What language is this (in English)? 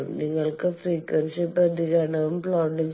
Malayalam